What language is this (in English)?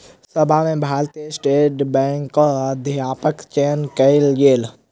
Maithili